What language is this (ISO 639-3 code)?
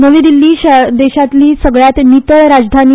kok